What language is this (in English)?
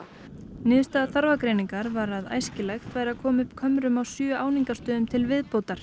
Icelandic